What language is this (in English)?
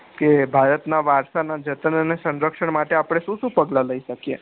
Gujarati